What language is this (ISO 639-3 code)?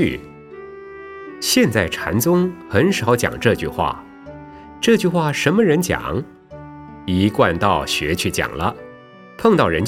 zho